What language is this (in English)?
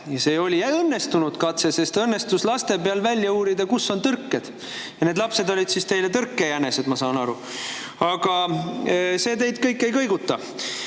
Estonian